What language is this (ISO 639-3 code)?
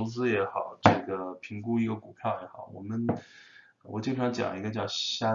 zho